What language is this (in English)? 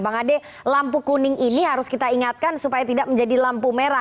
Indonesian